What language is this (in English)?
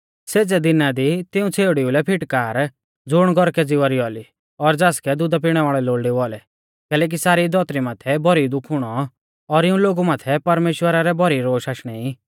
Mahasu Pahari